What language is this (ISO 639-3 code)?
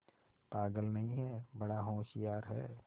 hin